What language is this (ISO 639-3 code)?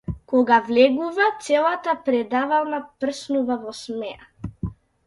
mkd